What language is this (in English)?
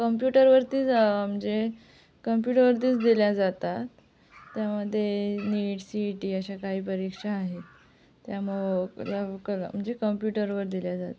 Marathi